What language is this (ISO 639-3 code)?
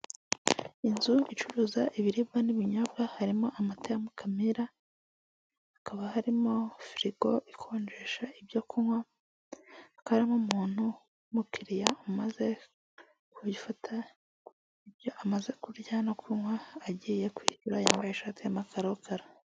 kin